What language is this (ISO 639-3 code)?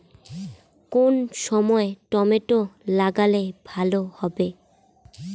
ben